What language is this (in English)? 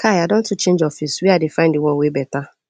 Nigerian Pidgin